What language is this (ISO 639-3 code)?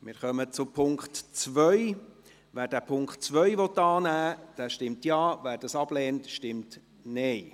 gsw